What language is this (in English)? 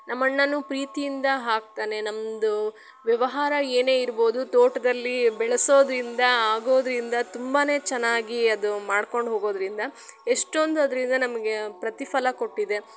Kannada